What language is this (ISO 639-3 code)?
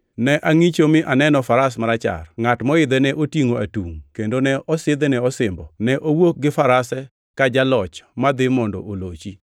luo